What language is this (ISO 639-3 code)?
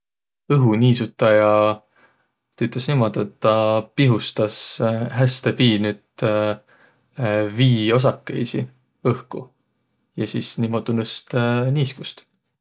vro